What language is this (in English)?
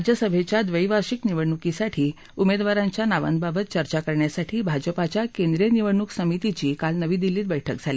Marathi